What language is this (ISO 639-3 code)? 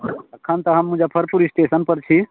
mai